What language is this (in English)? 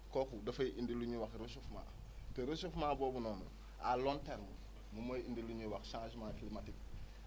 Wolof